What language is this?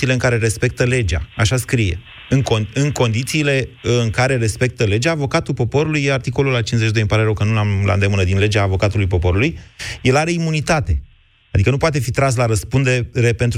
Romanian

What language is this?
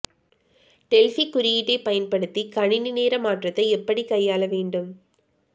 Tamil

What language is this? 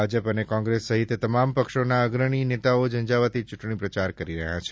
Gujarati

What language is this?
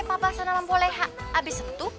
Indonesian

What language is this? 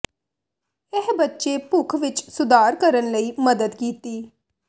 Punjabi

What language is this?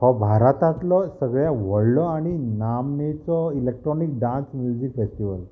Konkani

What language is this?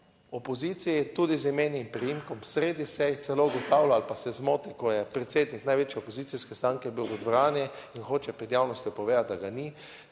Slovenian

